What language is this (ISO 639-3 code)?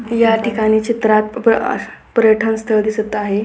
mar